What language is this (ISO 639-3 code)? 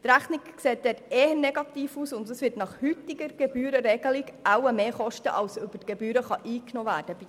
gsw